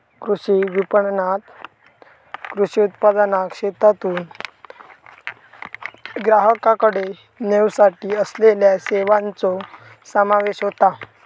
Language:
Marathi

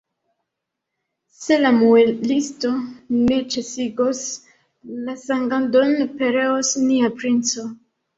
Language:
Esperanto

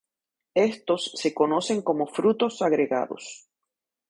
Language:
Spanish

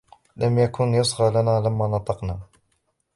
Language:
Arabic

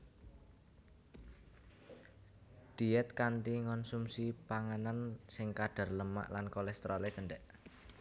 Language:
Javanese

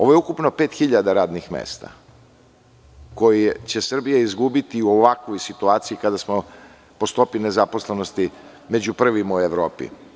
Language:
Serbian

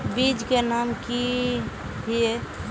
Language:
Magahi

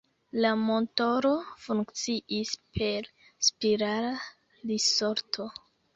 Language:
Esperanto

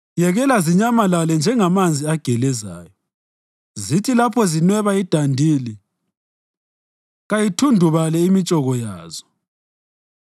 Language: North Ndebele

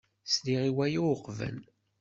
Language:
Kabyle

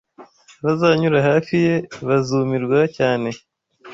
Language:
Kinyarwanda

